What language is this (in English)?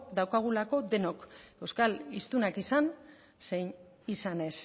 Basque